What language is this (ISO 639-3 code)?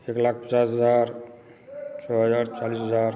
mai